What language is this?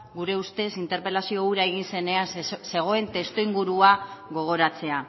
Basque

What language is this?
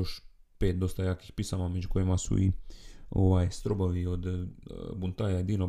Croatian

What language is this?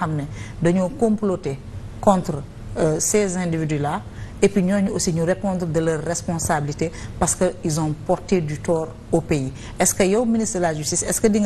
French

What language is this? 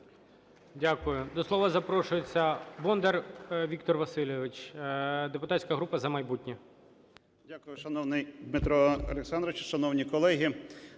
Ukrainian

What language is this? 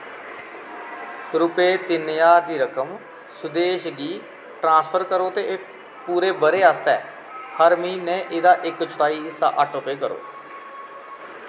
Dogri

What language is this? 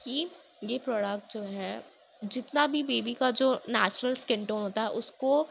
Urdu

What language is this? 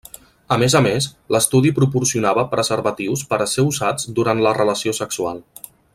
Catalan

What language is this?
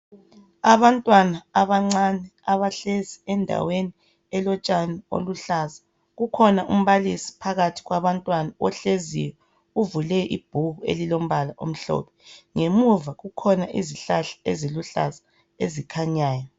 North Ndebele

